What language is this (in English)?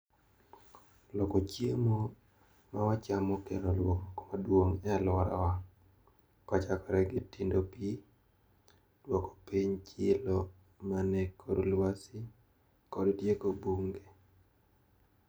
Luo (Kenya and Tanzania)